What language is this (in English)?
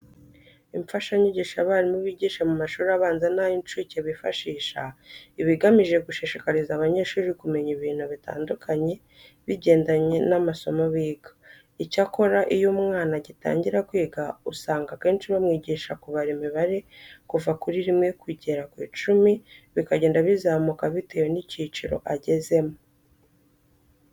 Kinyarwanda